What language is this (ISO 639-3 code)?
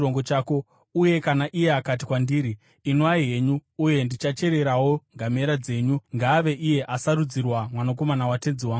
sna